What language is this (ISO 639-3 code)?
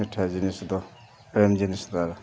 sat